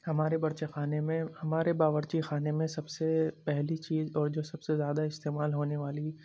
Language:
Urdu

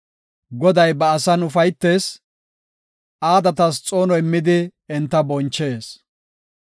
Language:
Gofa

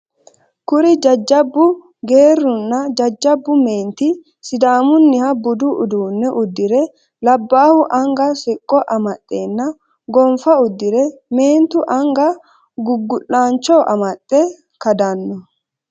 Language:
Sidamo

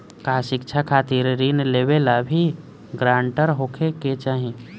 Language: Bhojpuri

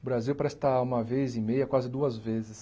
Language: Portuguese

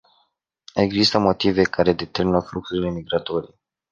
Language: Romanian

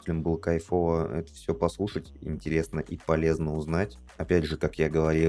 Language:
Russian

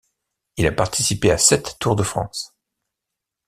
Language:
French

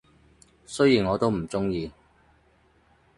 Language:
Cantonese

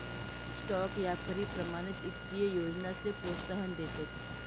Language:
Marathi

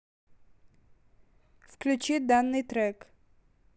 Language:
Russian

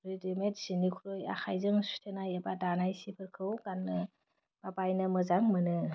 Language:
Bodo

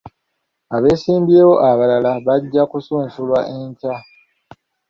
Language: Ganda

